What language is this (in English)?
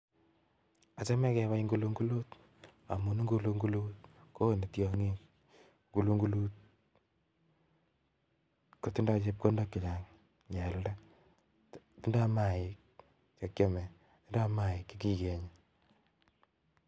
Kalenjin